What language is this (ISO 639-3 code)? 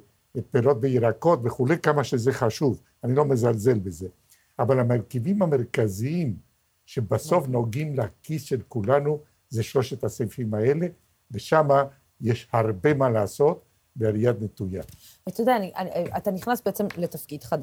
heb